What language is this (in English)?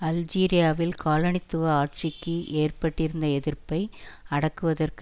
Tamil